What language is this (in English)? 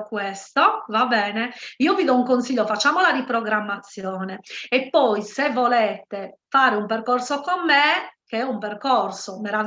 Italian